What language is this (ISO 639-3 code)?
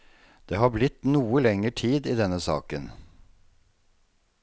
nor